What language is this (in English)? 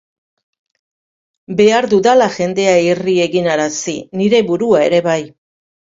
Basque